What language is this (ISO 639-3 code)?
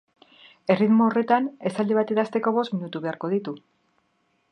eus